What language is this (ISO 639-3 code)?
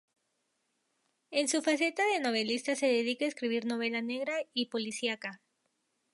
spa